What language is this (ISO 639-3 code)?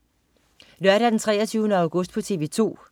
dan